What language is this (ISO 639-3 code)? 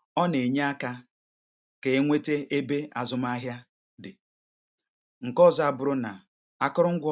ibo